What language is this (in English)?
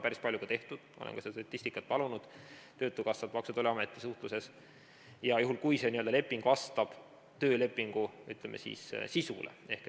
Estonian